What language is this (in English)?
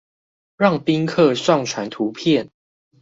Chinese